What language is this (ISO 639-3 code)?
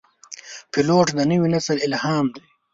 pus